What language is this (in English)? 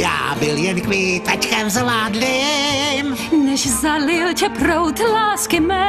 Czech